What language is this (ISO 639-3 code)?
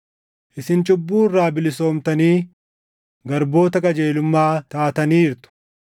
orm